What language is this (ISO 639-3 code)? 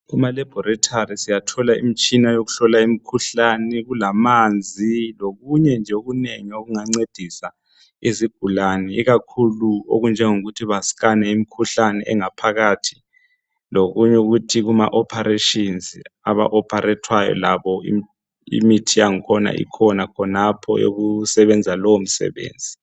nde